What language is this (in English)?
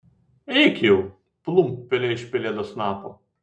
Lithuanian